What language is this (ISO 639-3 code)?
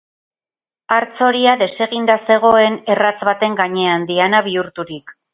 eus